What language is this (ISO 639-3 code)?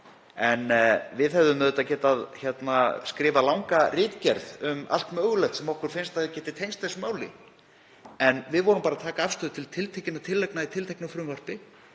isl